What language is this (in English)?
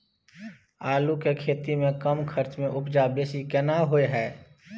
Maithili